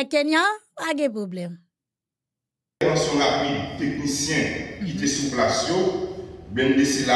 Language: French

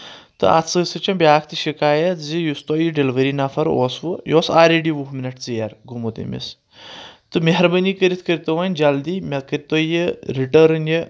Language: Kashmiri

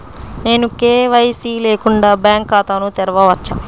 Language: Telugu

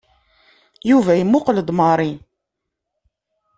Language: Kabyle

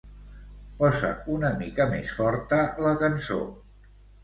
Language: Catalan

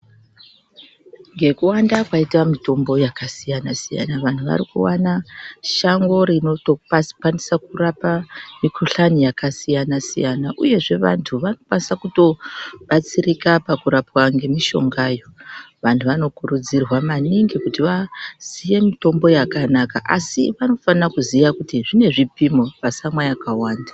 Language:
Ndau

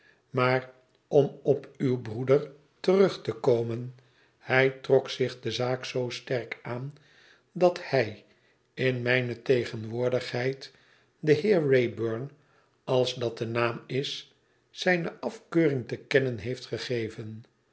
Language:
Dutch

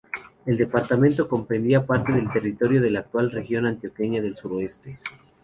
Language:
Spanish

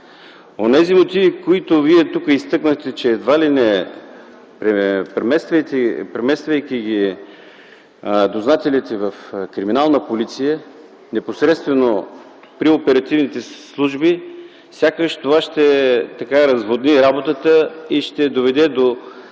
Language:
Bulgarian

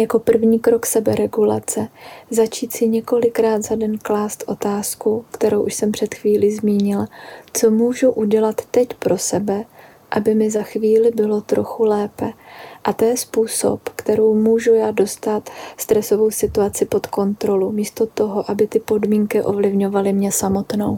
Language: Czech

